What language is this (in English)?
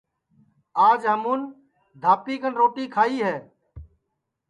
Sansi